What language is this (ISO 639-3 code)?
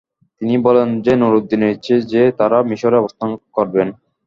ben